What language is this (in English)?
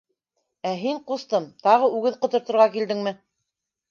Bashkir